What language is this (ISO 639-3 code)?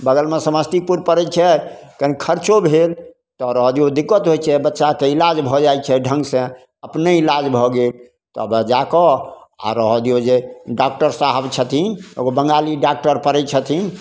mai